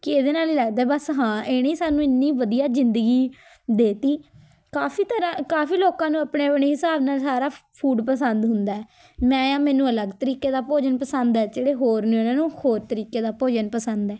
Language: Punjabi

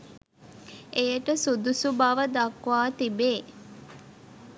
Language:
Sinhala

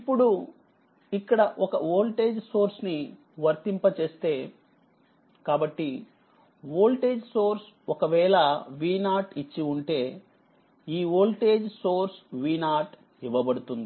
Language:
Telugu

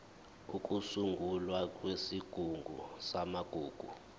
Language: Zulu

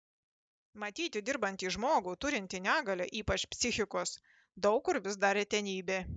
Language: Lithuanian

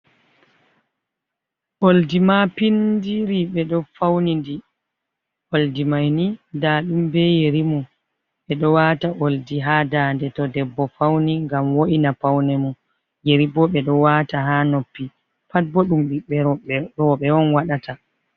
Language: Fula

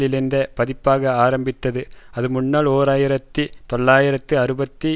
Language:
Tamil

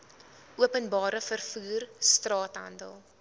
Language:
Afrikaans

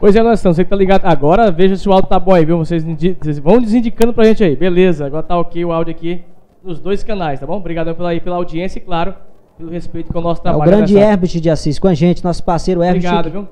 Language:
Portuguese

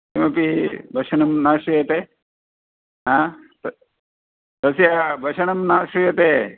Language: Sanskrit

